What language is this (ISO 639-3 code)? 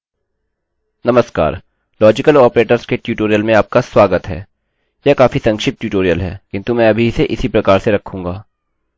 hin